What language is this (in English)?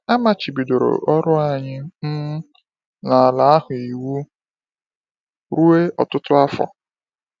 Igbo